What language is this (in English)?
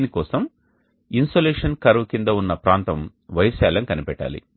Telugu